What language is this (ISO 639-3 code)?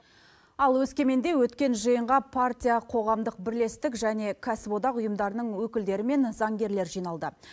kaz